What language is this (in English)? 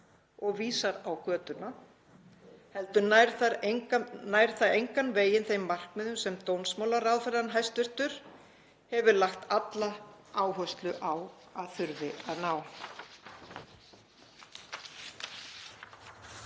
Icelandic